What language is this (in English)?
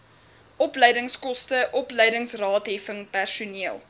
Afrikaans